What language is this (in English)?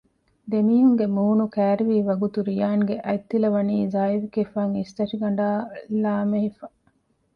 Divehi